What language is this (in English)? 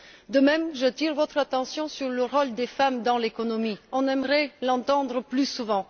French